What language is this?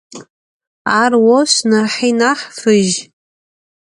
Adyghe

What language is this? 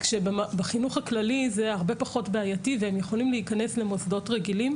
Hebrew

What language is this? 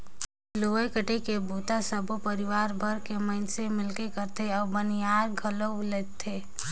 Chhattisgarhi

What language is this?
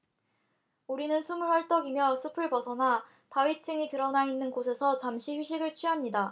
Korean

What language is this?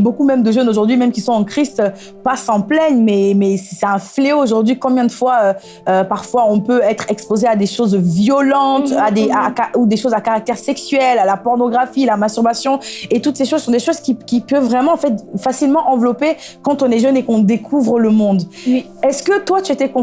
French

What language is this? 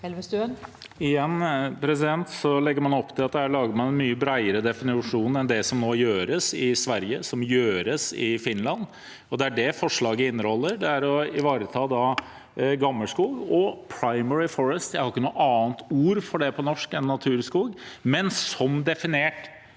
Norwegian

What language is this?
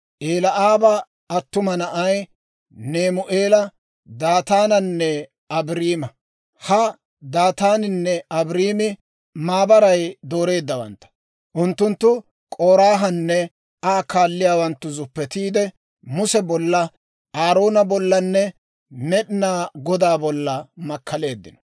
Dawro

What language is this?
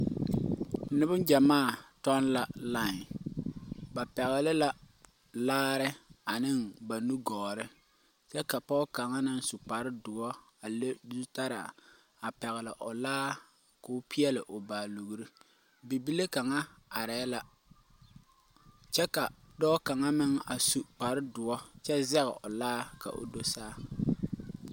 Southern Dagaare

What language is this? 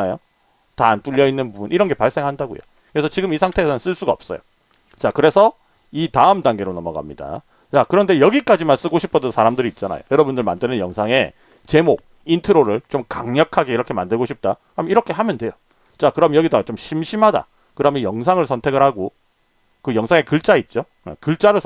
Korean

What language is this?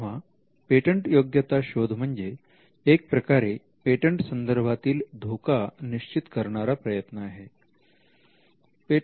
Marathi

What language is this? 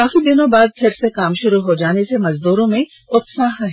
Hindi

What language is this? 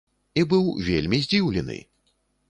Belarusian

